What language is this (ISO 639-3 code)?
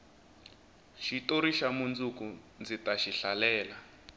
tso